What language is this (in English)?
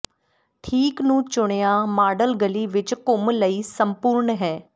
Punjabi